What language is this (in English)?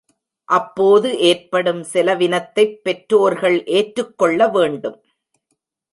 Tamil